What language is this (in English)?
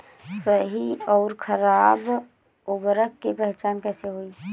Bhojpuri